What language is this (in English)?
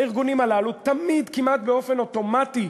Hebrew